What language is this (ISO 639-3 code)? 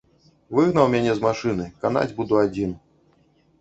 bel